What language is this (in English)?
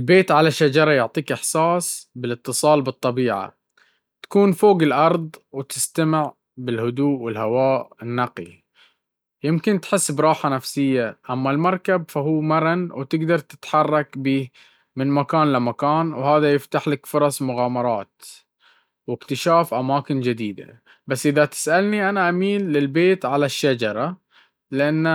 Baharna Arabic